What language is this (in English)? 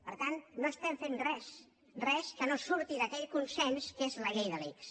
Catalan